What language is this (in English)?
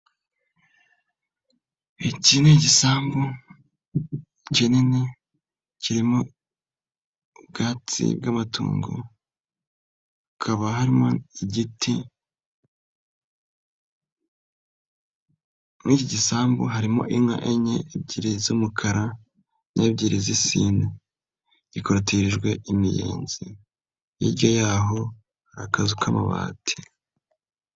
Kinyarwanda